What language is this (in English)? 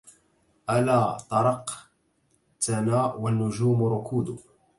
Arabic